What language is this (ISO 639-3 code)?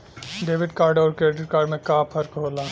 bho